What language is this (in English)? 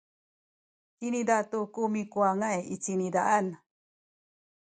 Sakizaya